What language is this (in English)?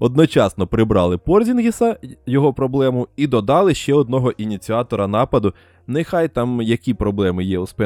Ukrainian